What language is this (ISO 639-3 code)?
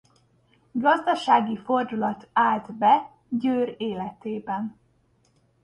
hun